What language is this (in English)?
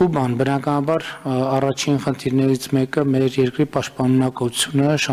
Turkish